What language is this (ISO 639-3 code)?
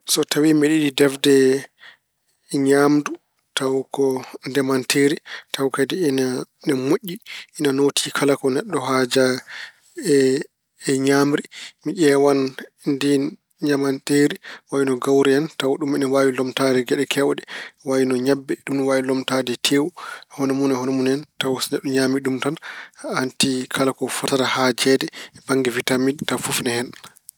ful